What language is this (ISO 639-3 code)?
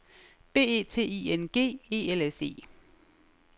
dan